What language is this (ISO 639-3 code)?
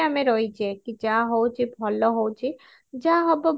ori